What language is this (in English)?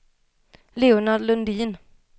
Swedish